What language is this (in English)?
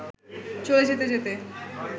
Bangla